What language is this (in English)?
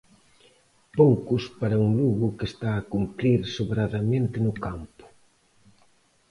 Galician